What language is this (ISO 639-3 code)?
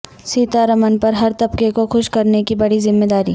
urd